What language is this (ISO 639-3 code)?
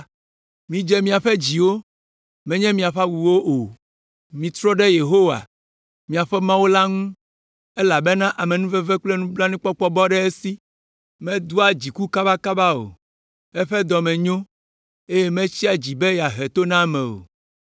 ewe